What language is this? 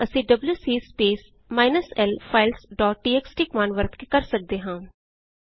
Punjabi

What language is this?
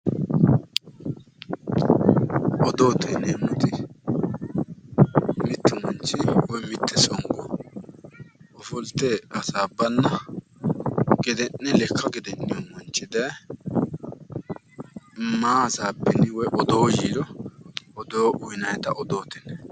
Sidamo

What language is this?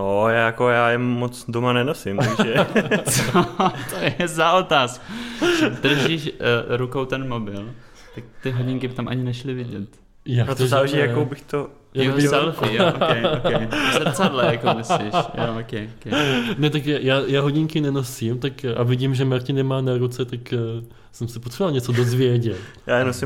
Czech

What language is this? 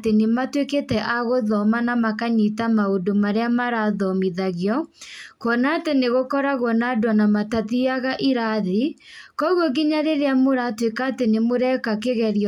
Kikuyu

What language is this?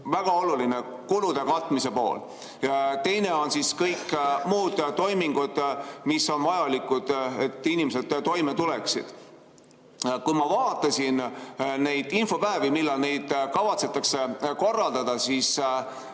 Estonian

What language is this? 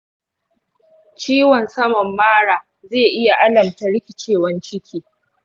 Hausa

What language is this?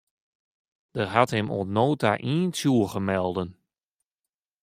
Western Frisian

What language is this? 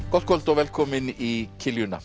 Icelandic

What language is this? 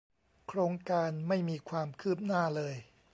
Thai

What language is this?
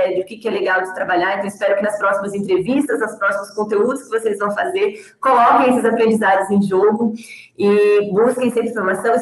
Portuguese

